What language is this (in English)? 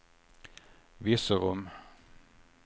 Swedish